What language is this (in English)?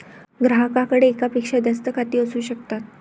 Marathi